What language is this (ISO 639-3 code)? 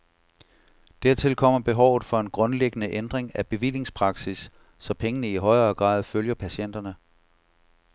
dan